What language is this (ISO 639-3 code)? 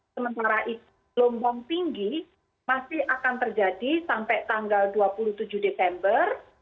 ind